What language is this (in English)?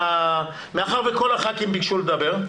Hebrew